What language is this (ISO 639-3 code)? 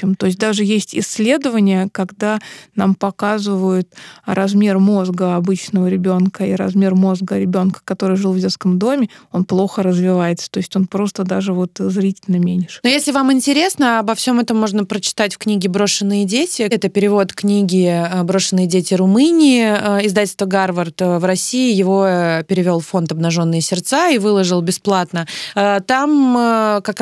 rus